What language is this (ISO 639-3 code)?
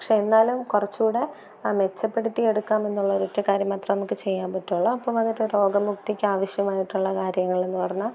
mal